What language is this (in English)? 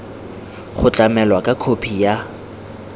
Tswana